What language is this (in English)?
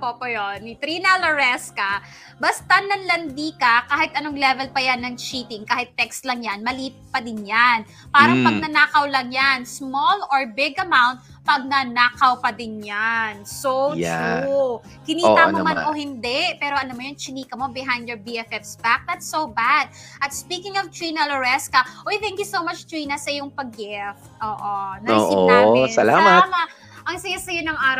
Filipino